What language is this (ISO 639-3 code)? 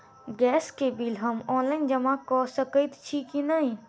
mai